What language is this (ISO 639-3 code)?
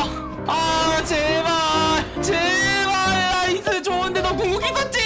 kor